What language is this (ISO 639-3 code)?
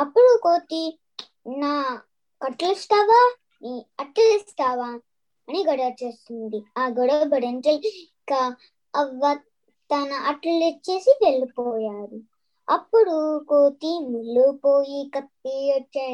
tel